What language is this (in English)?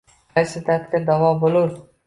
Uzbek